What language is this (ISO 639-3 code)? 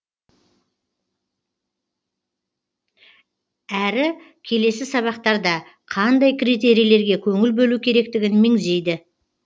kaz